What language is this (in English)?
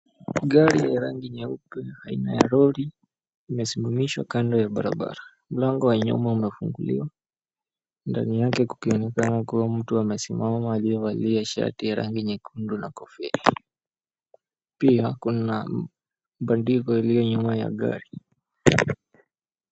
Swahili